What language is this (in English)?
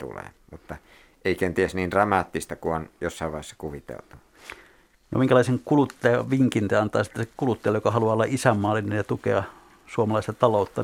Finnish